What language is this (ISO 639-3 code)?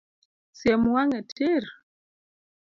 luo